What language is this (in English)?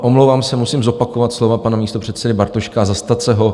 Czech